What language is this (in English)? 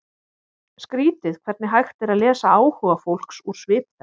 Icelandic